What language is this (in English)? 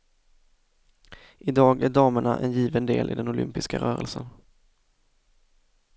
Swedish